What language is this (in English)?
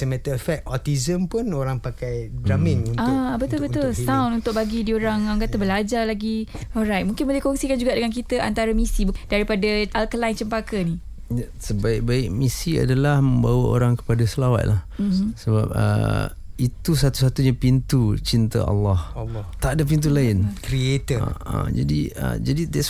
Malay